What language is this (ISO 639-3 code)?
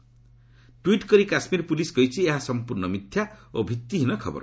ori